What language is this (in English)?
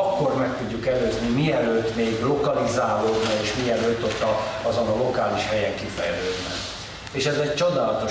Hungarian